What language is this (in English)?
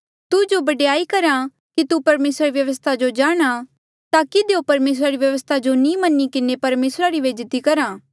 Mandeali